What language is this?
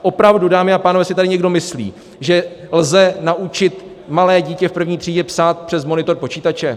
Czech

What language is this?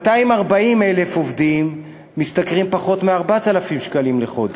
Hebrew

